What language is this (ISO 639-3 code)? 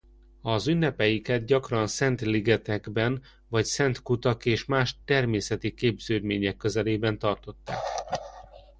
hun